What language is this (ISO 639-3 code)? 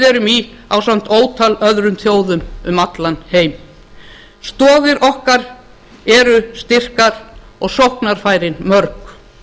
isl